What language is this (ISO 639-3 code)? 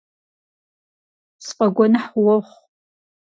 kbd